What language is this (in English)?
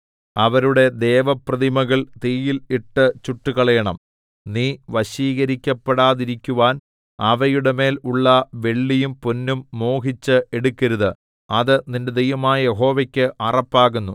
Malayalam